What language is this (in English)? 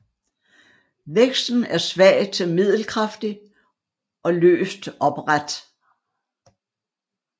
Danish